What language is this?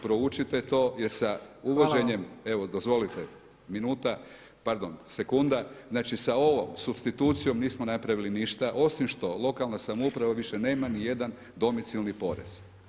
Croatian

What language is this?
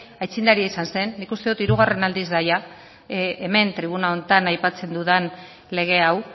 Basque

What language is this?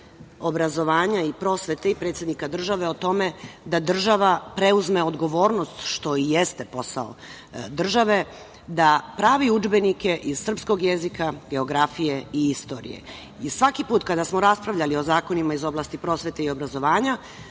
Serbian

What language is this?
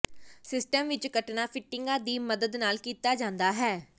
Punjabi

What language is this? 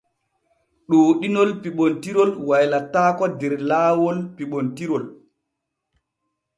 Borgu Fulfulde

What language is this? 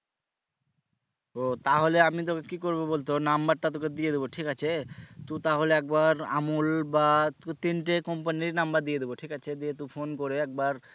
Bangla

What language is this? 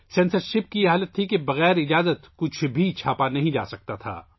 Urdu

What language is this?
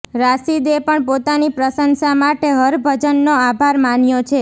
Gujarati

